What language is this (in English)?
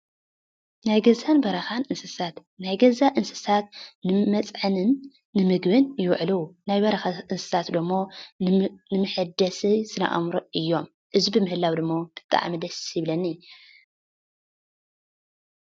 Tigrinya